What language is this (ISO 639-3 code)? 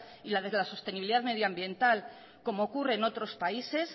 spa